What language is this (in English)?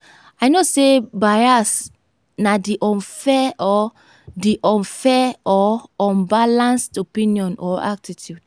Nigerian Pidgin